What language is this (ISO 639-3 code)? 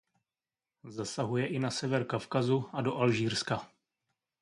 ces